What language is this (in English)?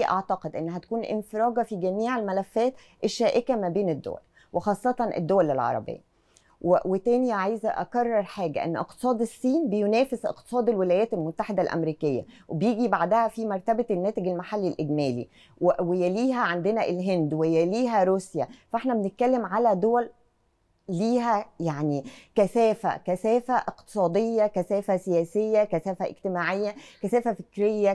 Arabic